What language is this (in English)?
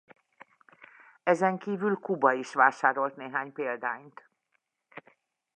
Hungarian